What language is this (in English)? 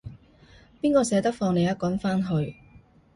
Cantonese